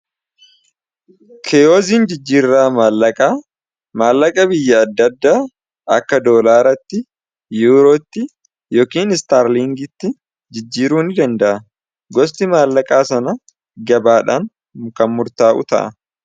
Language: Oromo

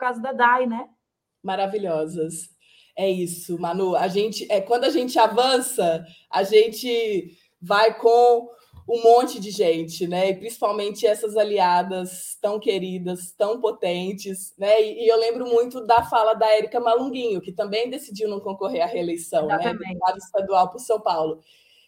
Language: Portuguese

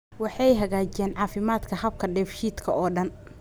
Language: Somali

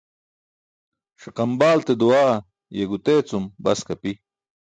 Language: Burushaski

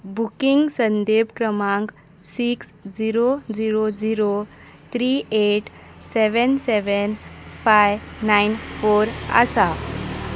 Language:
Konkani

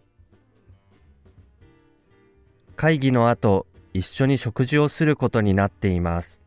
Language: Japanese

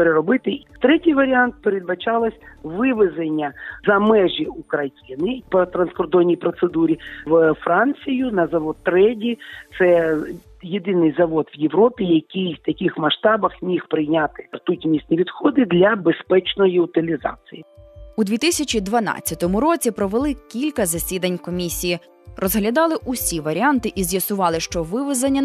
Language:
Ukrainian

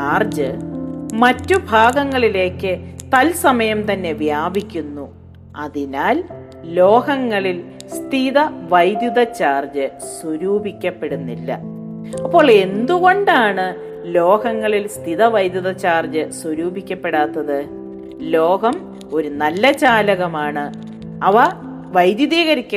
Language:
Malayalam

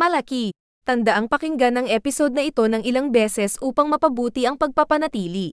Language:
Filipino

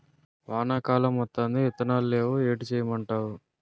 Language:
Telugu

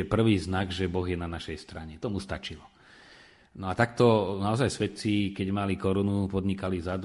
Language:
Slovak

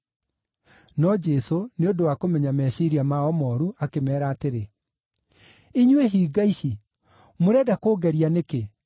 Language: Kikuyu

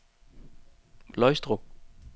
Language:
Danish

